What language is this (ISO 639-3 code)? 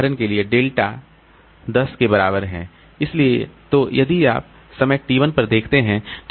hin